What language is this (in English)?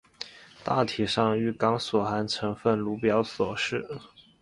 Chinese